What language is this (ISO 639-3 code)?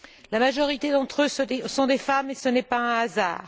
fra